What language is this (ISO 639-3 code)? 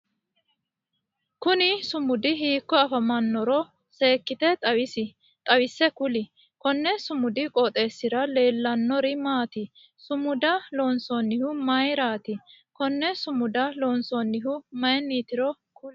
sid